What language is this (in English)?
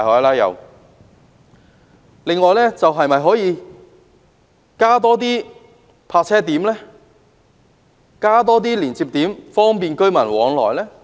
Cantonese